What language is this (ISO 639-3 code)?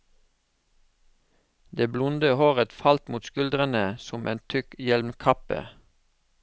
nor